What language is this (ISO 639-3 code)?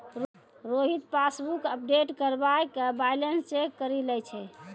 mai